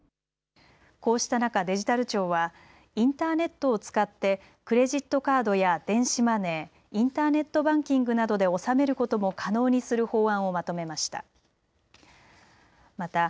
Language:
Japanese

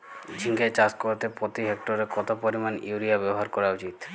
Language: Bangla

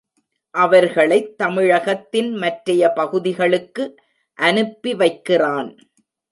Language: Tamil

